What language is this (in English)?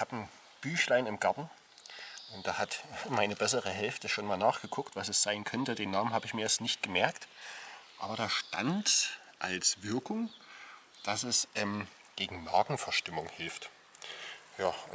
German